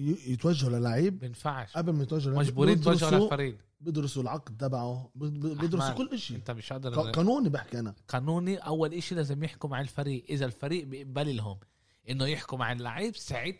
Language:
Arabic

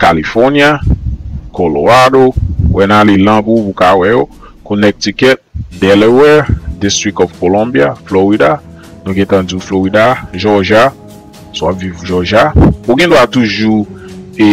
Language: French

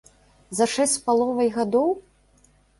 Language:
Belarusian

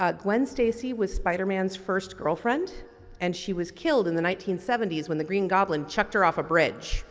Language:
English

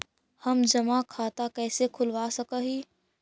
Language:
Magahi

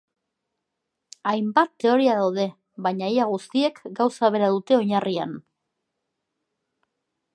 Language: Basque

